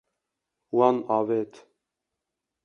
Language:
Kurdish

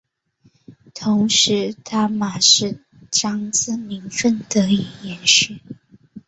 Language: Chinese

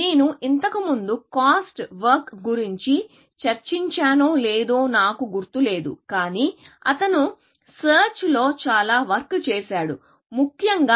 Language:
Telugu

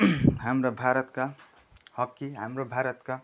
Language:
Nepali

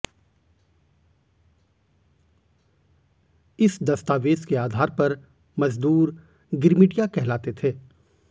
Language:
Hindi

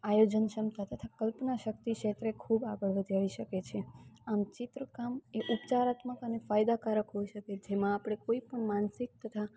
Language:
Gujarati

